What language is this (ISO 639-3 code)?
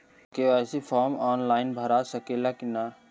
bho